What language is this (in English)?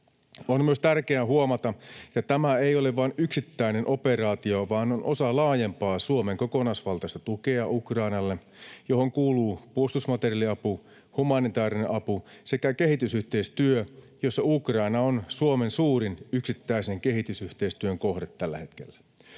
Finnish